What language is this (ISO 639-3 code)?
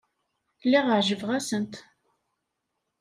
kab